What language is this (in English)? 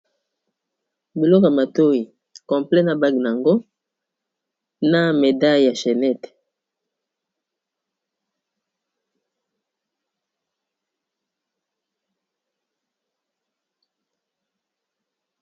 Lingala